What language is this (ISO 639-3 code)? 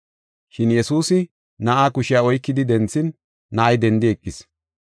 gof